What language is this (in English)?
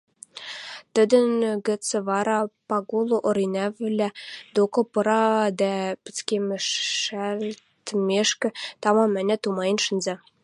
Western Mari